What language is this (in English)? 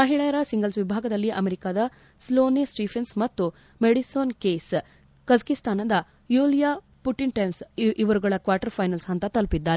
Kannada